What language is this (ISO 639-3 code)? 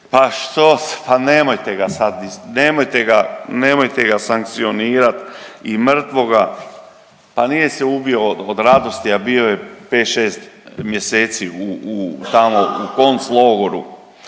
hrv